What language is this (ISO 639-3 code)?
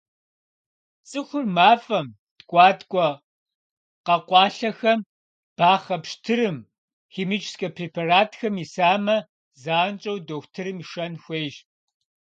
kbd